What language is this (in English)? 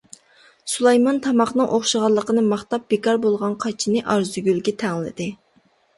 Uyghur